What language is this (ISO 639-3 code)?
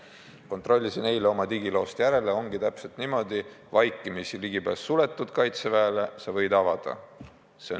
est